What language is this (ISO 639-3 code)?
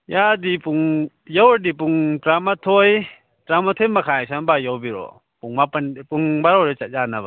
mni